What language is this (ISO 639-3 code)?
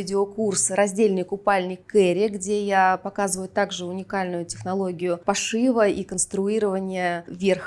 rus